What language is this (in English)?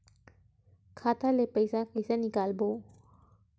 Chhattisgarhi